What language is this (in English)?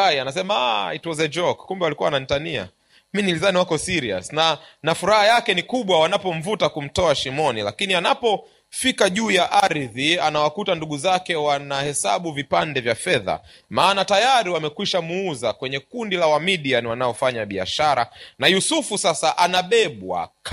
Swahili